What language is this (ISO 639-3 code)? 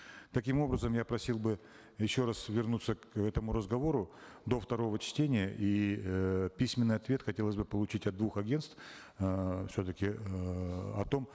kaz